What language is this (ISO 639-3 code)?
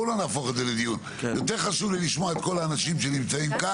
heb